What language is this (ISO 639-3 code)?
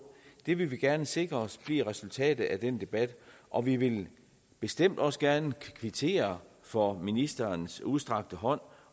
dan